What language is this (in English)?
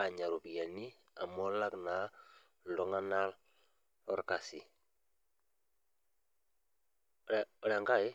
Masai